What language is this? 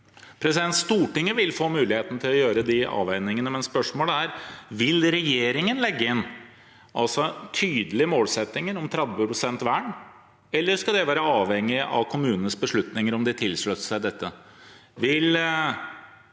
Norwegian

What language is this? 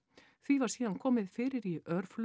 Icelandic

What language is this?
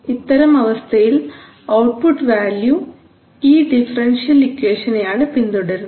Malayalam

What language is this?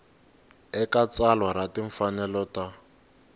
Tsonga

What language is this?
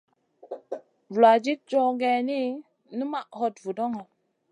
Masana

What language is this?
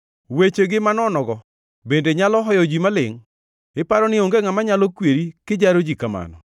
Luo (Kenya and Tanzania)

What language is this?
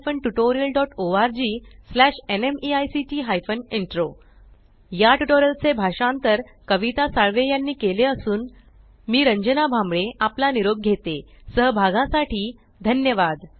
Marathi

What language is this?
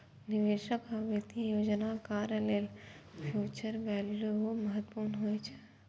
Maithili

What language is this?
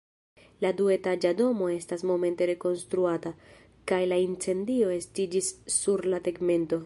Esperanto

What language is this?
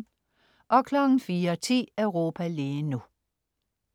Danish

